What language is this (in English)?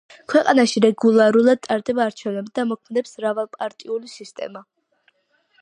Georgian